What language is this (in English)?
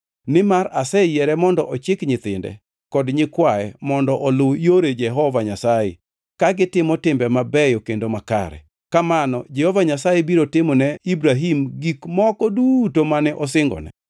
Luo (Kenya and Tanzania)